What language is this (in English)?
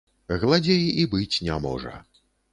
Belarusian